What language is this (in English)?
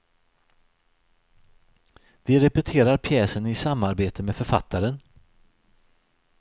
Swedish